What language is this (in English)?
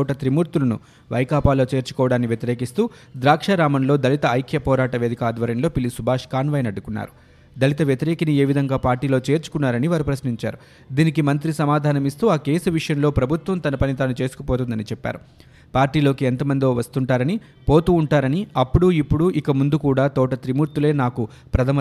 Telugu